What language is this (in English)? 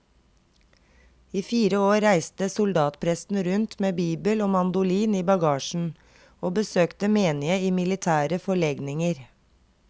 Norwegian